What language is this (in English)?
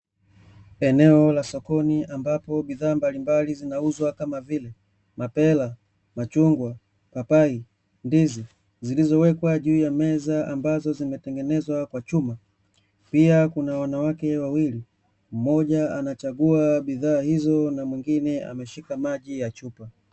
Swahili